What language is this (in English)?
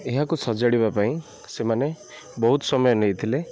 Odia